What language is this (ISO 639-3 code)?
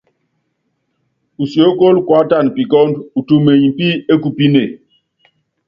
yav